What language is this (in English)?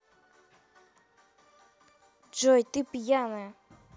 Russian